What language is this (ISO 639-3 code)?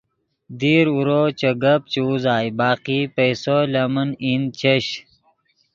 ydg